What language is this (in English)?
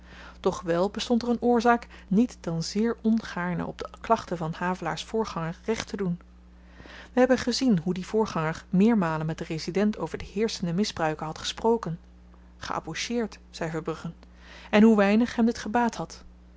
Dutch